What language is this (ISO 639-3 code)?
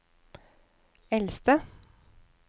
nor